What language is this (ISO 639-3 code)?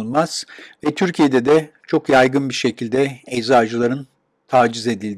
tur